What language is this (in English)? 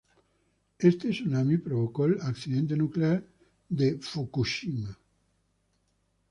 Spanish